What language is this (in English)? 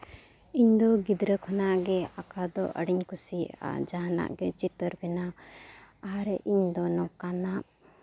Santali